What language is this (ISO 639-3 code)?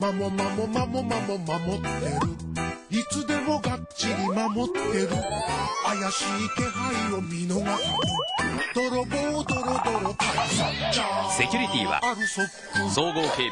jpn